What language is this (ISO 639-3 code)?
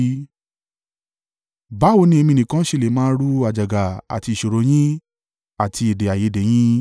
yor